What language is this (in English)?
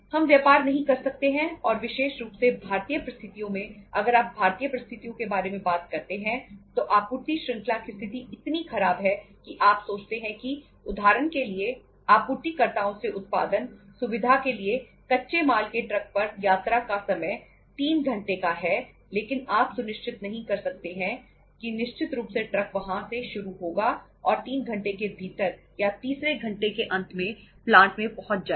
Hindi